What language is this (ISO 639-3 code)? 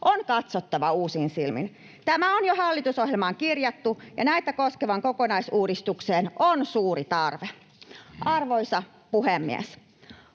fin